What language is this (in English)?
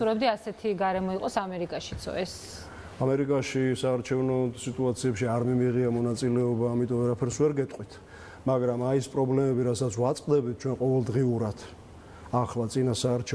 Romanian